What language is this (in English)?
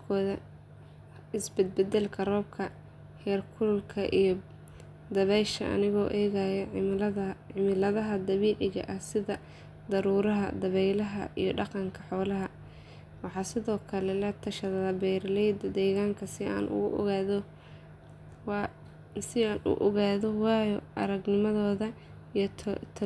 Somali